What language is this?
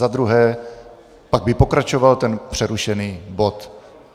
Czech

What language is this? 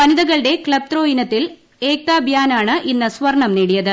Malayalam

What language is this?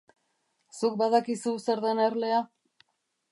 Basque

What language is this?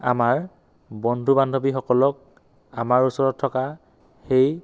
Assamese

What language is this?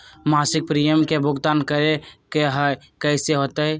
Magahi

